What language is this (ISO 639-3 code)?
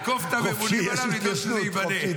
heb